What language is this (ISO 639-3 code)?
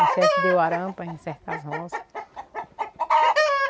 por